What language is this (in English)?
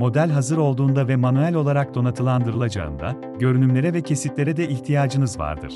Turkish